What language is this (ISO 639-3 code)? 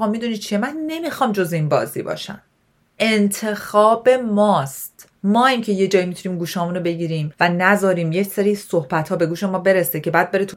fas